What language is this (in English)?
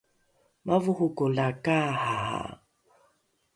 Rukai